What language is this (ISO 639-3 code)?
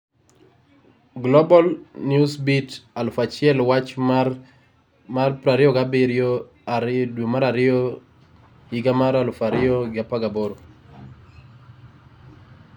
luo